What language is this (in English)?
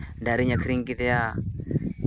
Santali